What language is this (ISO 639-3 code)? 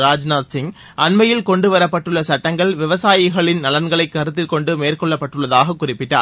tam